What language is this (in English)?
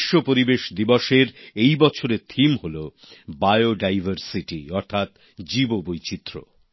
Bangla